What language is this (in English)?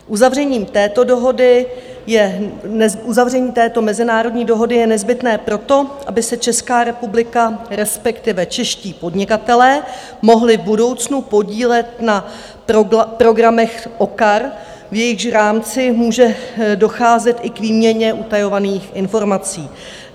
Czech